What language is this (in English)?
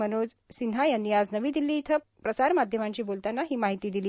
Marathi